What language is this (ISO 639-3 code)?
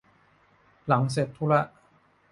tha